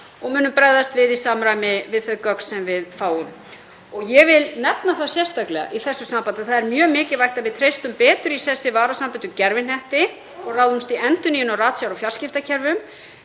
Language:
Icelandic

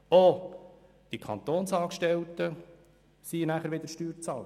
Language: Swiss German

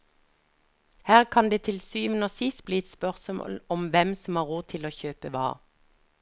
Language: Norwegian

